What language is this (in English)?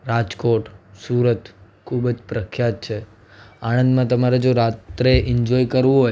Gujarati